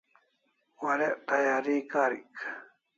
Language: Kalasha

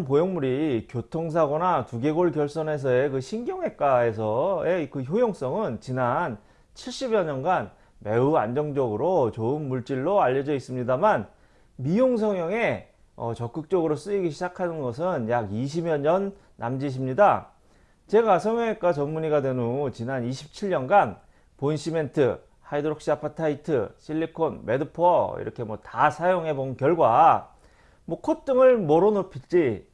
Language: Korean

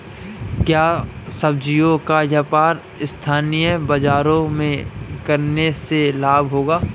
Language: Hindi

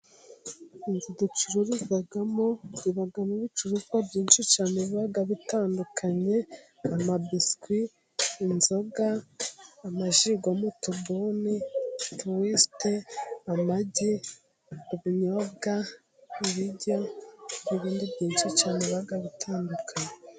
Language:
Kinyarwanda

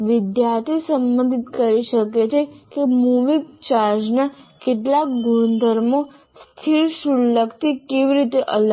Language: Gujarati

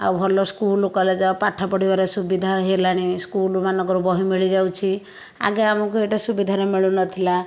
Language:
Odia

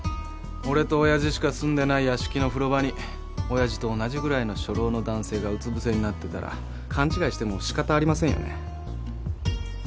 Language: Japanese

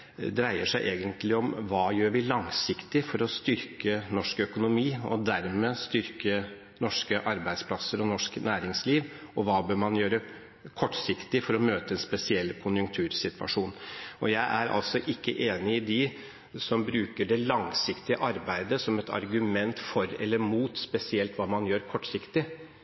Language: Norwegian Bokmål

